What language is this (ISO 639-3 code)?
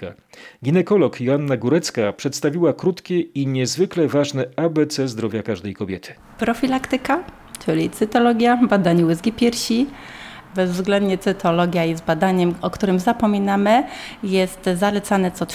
pol